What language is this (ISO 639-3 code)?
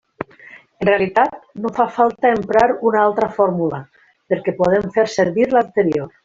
cat